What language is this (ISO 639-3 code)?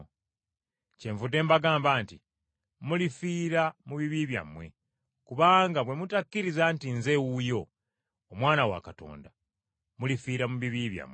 lug